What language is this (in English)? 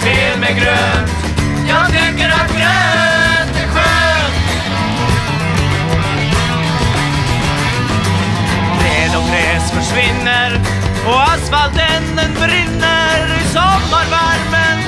Swedish